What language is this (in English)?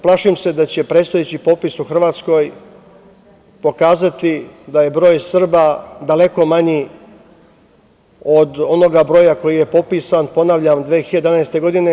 Serbian